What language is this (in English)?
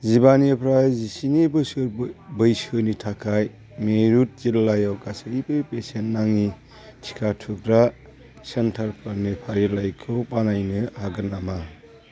Bodo